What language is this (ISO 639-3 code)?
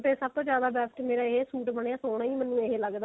pan